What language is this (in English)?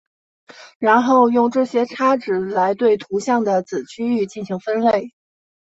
Chinese